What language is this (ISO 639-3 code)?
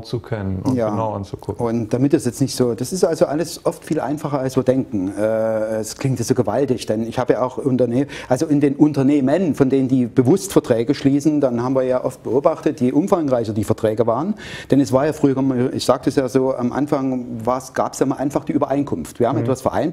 deu